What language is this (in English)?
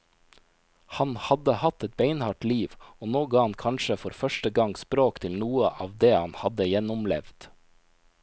Norwegian